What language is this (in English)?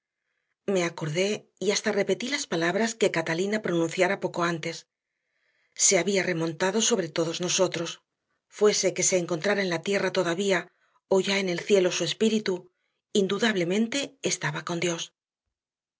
Spanish